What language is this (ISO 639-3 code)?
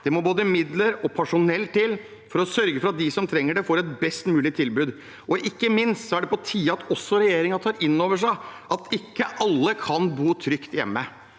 nor